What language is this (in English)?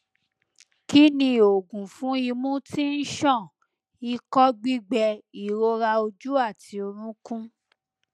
Yoruba